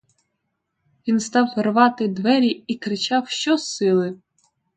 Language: Ukrainian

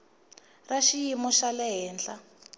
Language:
Tsonga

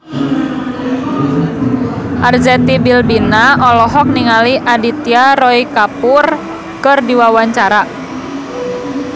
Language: Sundanese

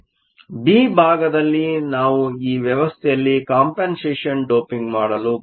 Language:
Kannada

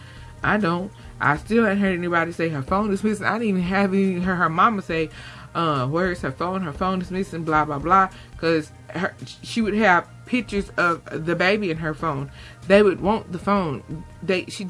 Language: English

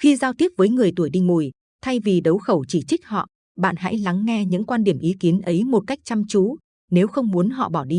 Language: Vietnamese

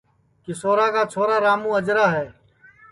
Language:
Sansi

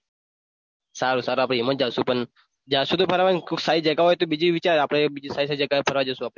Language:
Gujarati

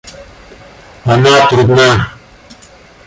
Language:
Russian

